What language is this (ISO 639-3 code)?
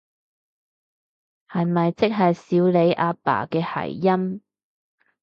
yue